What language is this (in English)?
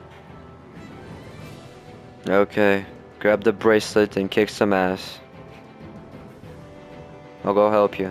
English